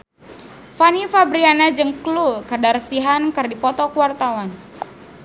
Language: Sundanese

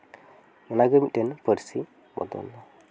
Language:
Santali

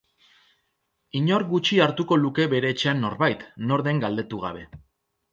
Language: Basque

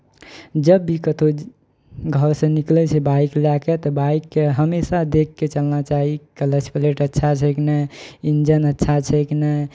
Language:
Maithili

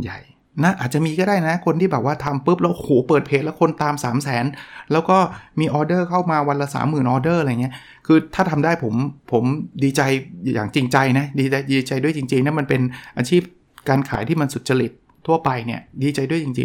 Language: Thai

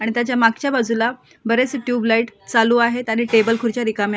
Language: Marathi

